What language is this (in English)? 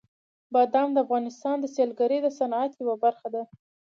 Pashto